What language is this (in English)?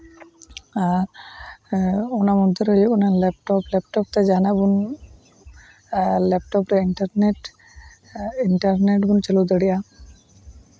Santali